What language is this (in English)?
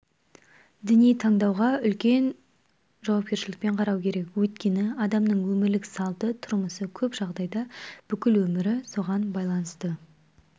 Kazakh